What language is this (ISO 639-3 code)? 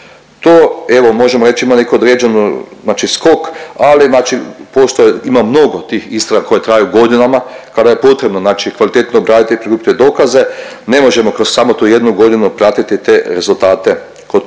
hrv